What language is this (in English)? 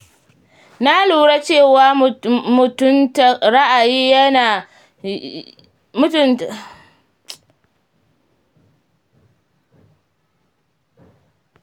Hausa